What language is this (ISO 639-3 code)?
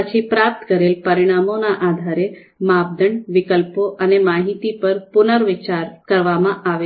guj